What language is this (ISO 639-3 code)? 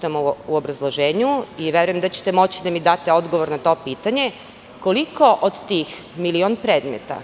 srp